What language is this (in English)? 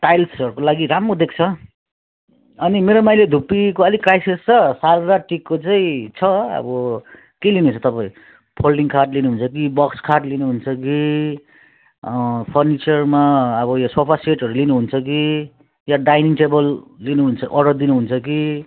Nepali